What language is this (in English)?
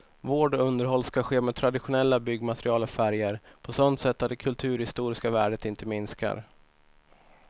Swedish